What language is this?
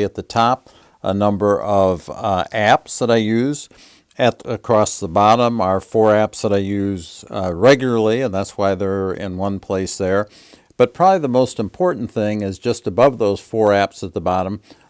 English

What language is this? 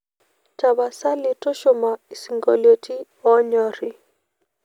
Masai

